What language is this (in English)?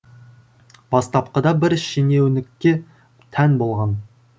Kazakh